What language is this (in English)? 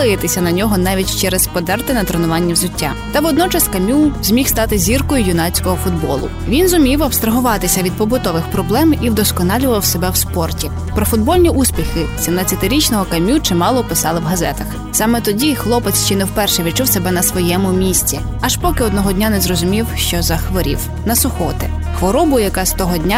Ukrainian